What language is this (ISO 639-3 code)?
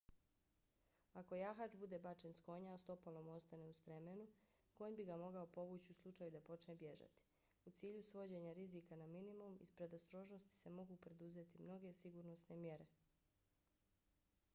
bos